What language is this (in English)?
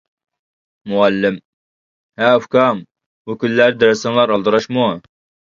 Uyghur